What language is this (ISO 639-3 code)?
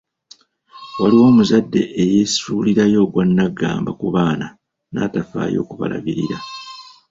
lug